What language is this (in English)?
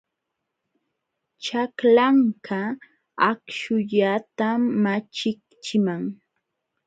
Jauja Wanca Quechua